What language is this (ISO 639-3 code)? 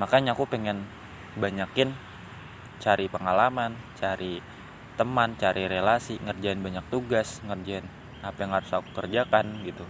ind